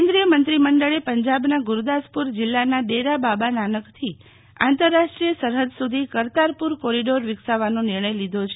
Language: Gujarati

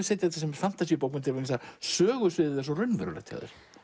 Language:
Icelandic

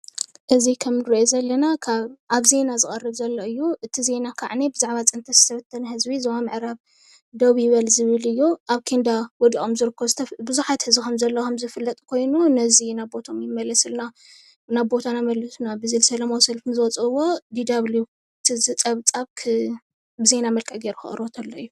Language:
Tigrinya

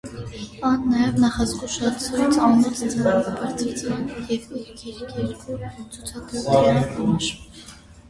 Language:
Armenian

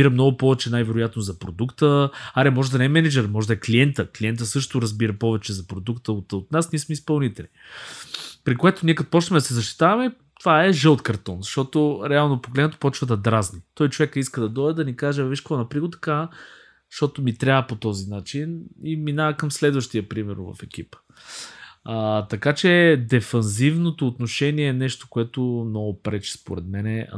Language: Bulgarian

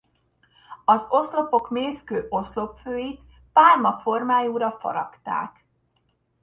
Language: Hungarian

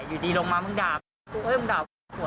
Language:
Thai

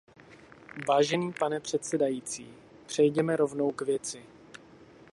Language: Czech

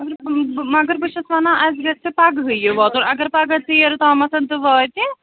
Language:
Kashmiri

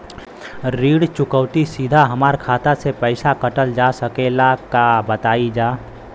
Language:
Bhojpuri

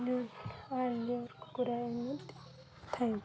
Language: Odia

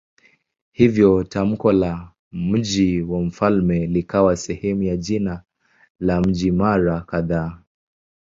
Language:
Swahili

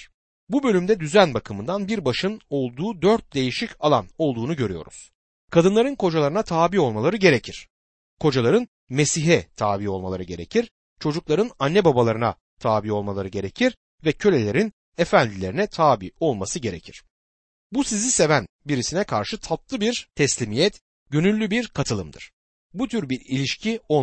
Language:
Turkish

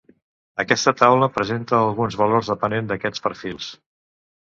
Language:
Catalan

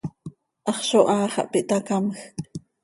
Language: Seri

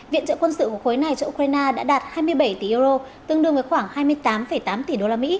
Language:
Vietnamese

